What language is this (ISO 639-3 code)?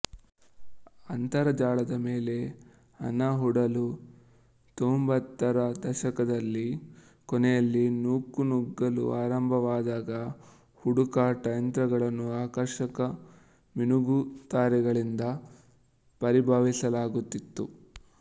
kan